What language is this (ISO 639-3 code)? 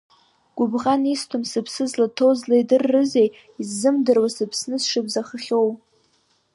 abk